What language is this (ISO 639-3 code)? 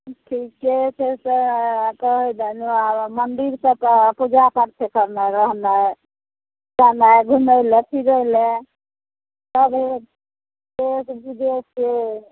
mai